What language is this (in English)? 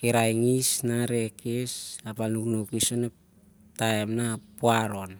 Siar-Lak